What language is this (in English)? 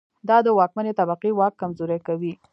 Pashto